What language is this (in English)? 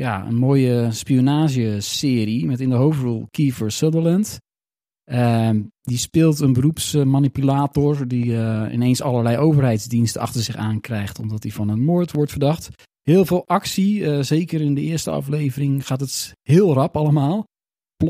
Dutch